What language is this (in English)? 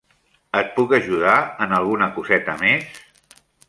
Catalan